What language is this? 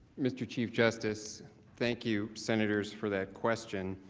English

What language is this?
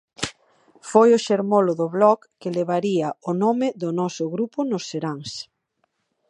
Galician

